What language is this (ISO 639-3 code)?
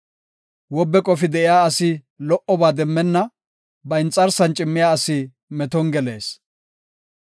gof